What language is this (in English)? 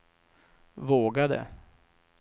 Swedish